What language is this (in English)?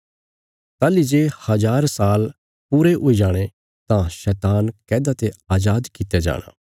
Bilaspuri